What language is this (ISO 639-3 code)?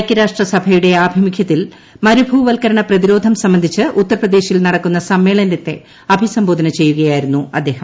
mal